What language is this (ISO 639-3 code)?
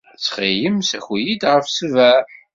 kab